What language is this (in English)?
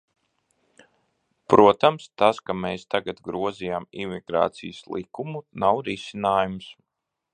Latvian